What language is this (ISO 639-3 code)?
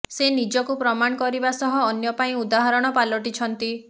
ori